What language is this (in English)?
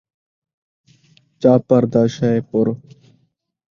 Saraiki